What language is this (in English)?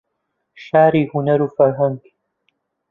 Central Kurdish